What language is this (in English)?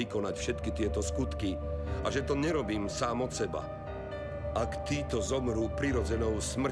Slovak